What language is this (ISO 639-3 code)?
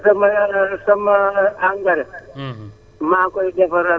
wol